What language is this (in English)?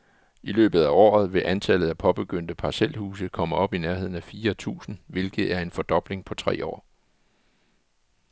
Danish